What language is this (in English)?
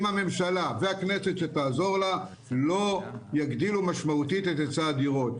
Hebrew